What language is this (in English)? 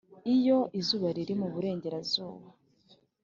Kinyarwanda